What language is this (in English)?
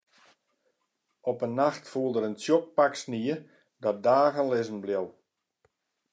Western Frisian